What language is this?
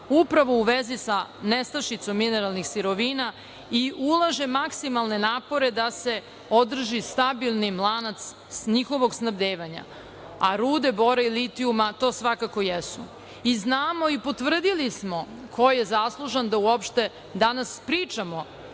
Serbian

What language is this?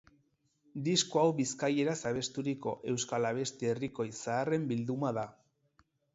Basque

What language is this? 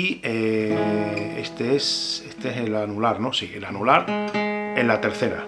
Spanish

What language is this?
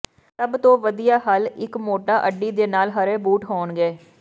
Punjabi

